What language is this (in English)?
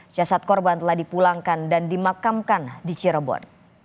Indonesian